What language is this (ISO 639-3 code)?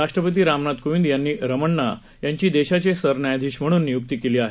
mar